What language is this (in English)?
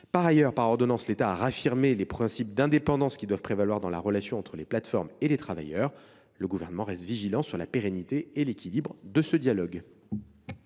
French